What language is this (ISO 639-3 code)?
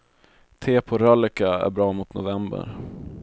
swe